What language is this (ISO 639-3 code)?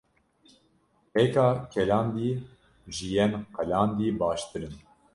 kur